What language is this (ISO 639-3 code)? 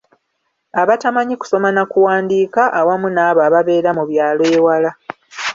lug